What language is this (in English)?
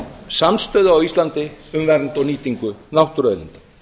Icelandic